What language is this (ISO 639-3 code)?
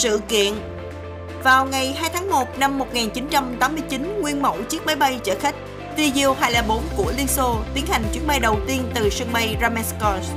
vie